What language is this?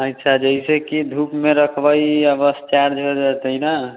Maithili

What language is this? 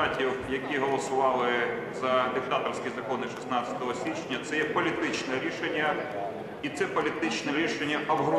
Ukrainian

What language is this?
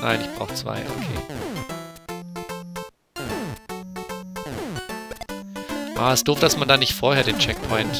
German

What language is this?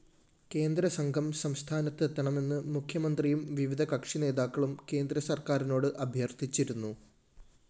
Malayalam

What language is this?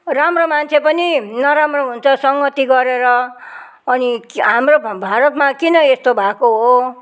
Nepali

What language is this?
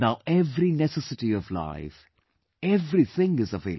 English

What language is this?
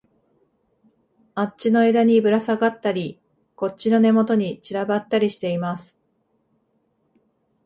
Japanese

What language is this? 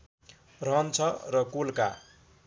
Nepali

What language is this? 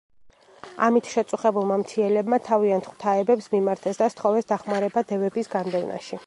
Georgian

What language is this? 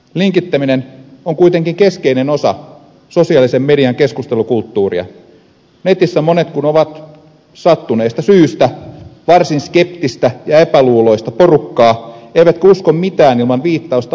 Finnish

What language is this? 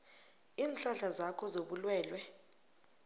South Ndebele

